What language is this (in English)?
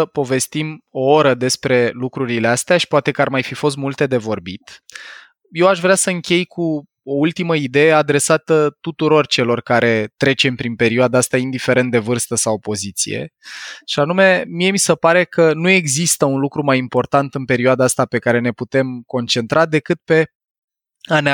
Romanian